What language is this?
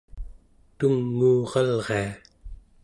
Central Yupik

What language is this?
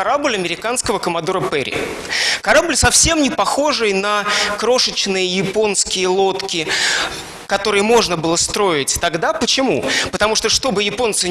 Russian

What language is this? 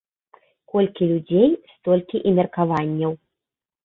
Belarusian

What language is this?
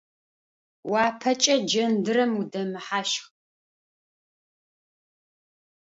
Adyghe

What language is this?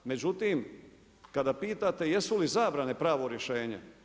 Croatian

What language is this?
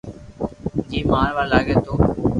Loarki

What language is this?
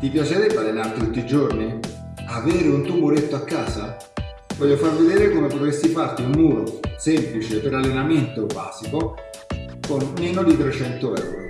Italian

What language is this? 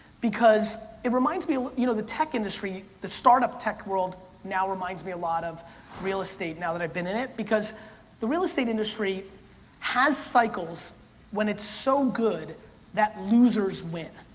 English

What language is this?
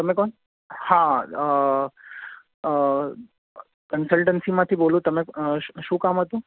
Gujarati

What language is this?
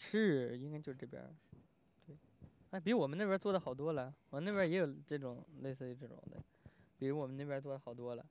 Chinese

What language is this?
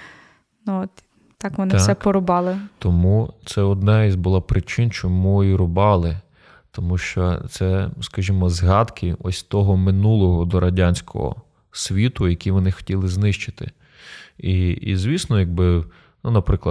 Ukrainian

